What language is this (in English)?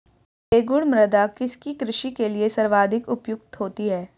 Hindi